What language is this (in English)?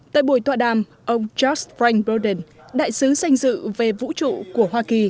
Vietnamese